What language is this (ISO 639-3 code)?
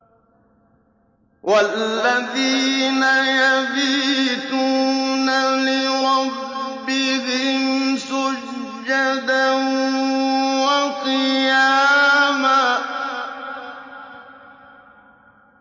ara